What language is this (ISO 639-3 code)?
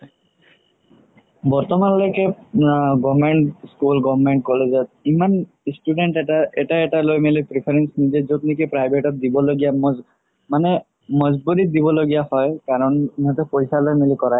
asm